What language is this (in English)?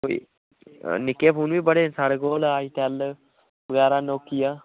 Dogri